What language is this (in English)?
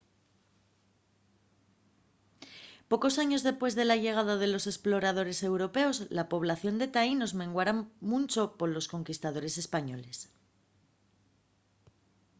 Asturian